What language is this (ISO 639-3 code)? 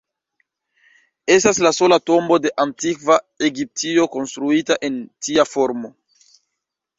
epo